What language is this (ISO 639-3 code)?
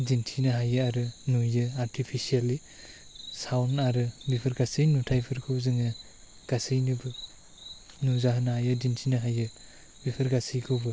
brx